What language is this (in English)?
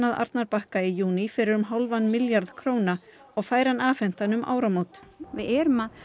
Icelandic